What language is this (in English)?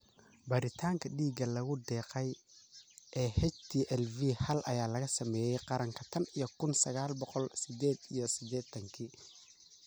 Somali